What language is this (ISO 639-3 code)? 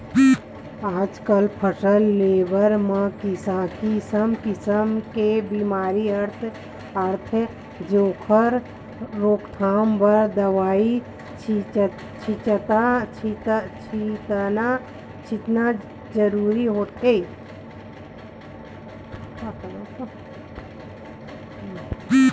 hne